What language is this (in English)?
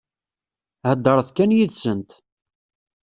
Kabyle